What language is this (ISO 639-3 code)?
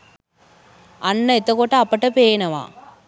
sin